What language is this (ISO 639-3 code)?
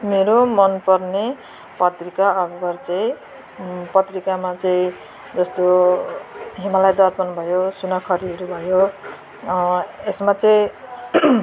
nep